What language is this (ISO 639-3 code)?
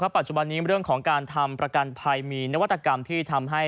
tha